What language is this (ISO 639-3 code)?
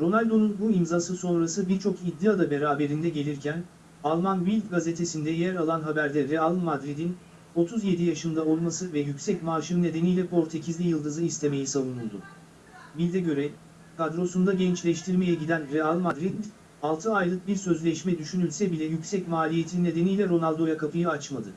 tur